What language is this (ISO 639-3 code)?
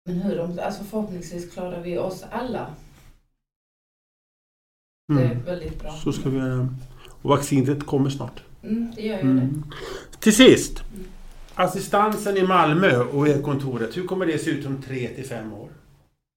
swe